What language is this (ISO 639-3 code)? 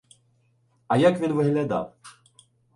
ukr